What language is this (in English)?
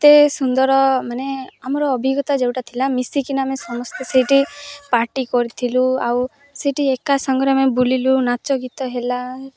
Odia